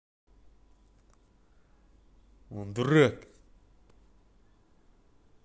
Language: Russian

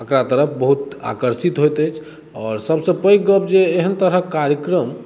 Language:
Maithili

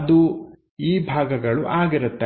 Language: Kannada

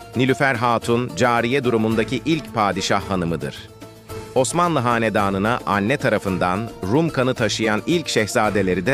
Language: Turkish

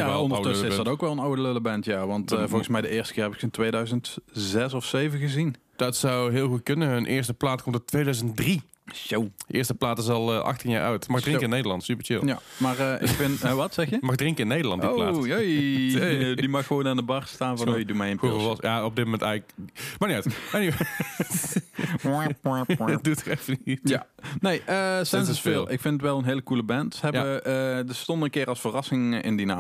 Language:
Dutch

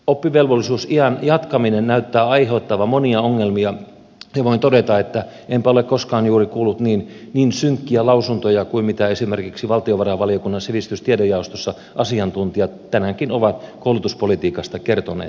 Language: Finnish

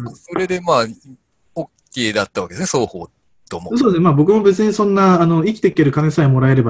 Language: Japanese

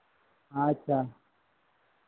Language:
Santali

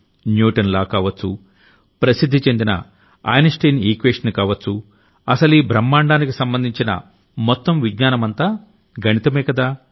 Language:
Telugu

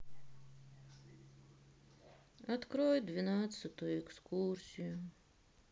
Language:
Russian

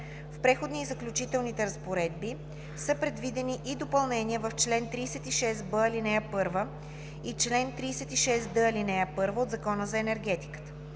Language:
Bulgarian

